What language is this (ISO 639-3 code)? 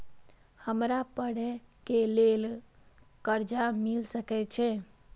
mai